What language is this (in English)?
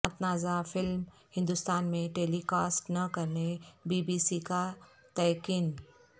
Urdu